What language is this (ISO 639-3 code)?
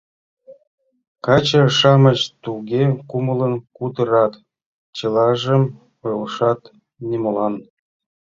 chm